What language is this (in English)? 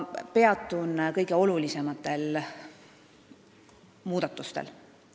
Estonian